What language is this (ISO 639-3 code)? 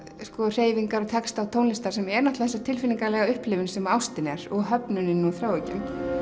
isl